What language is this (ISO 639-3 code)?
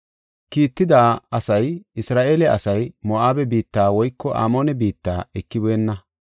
gof